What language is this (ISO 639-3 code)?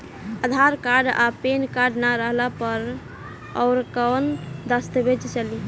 bho